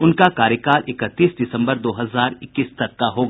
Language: Hindi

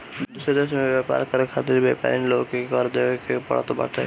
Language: Bhojpuri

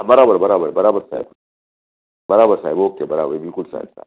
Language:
Gujarati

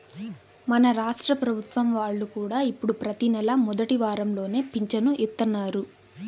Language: Telugu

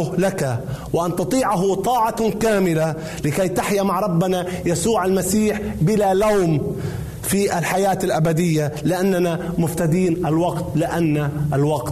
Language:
Arabic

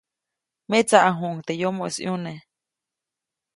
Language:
Copainalá Zoque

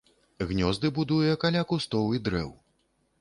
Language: Belarusian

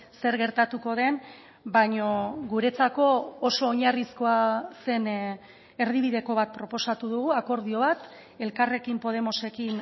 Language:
Basque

